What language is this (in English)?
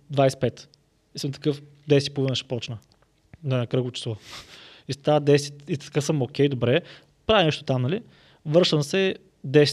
Bulgarian